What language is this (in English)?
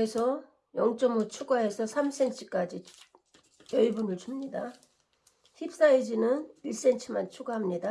Korean